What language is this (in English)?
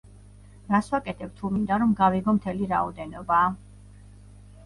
Georgian